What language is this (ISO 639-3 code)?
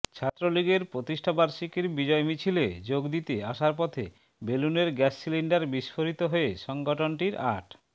ben